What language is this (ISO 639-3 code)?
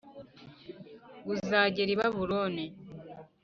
kin